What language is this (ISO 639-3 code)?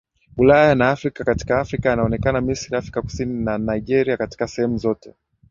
swa